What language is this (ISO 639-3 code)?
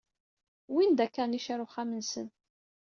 kab